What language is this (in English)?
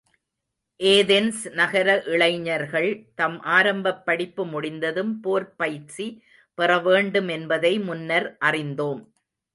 Tamil